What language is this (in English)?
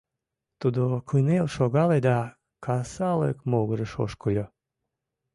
Mari